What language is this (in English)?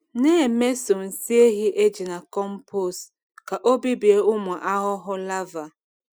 Igbo